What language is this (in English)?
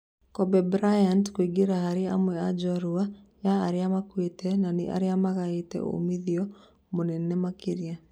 Kikuyu